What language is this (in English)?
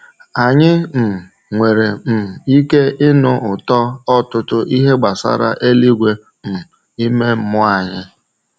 Igbo